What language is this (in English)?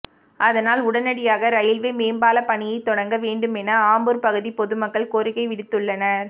Tamil